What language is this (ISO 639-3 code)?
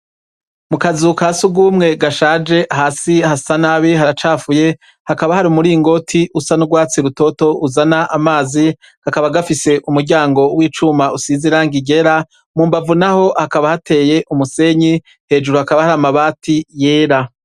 run